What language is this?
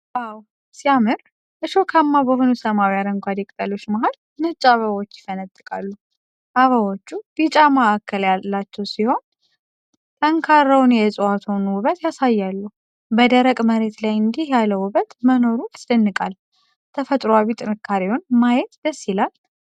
Amharic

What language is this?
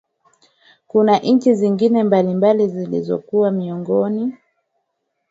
Swahili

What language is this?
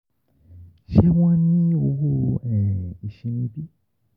Yoruba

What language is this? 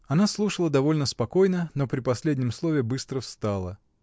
Russian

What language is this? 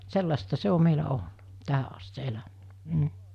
Finnish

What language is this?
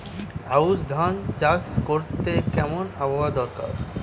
Bangla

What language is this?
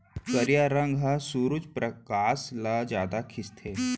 Chhattisgarhi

